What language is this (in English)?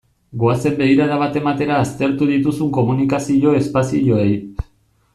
Basque